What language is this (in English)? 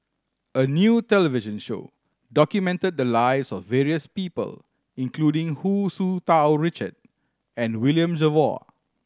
English